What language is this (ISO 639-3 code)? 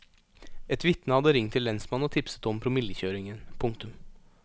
nor